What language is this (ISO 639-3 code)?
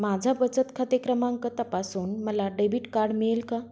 mar